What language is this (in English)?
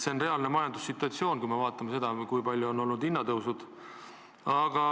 Estonian